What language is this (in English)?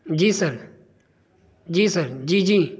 Urdu